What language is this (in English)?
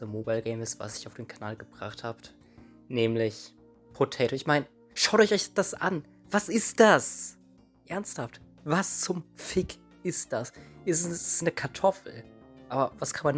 German